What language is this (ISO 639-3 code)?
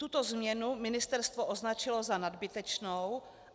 ces